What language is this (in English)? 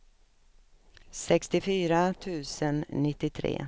Swedish